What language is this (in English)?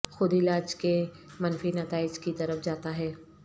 Urdu